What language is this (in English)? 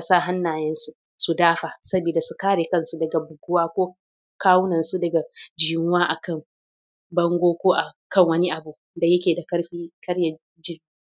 Hausa